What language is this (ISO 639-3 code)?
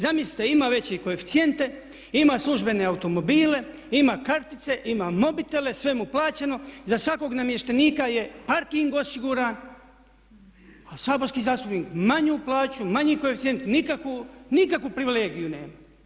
hrv